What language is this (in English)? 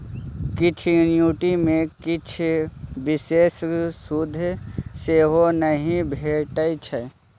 Maithili